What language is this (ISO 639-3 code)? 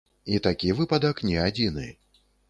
bel